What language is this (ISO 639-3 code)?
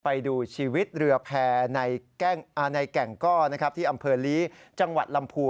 tha